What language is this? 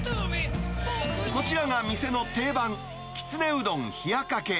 Japanese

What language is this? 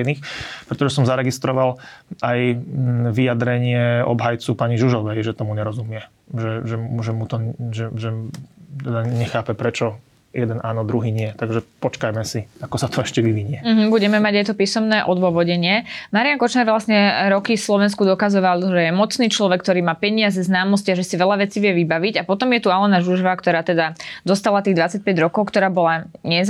Slovak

